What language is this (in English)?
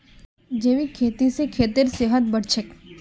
Magahi